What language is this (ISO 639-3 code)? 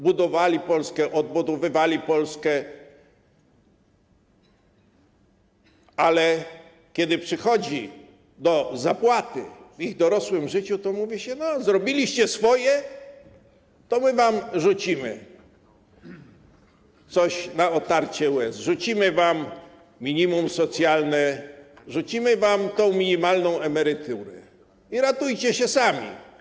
pol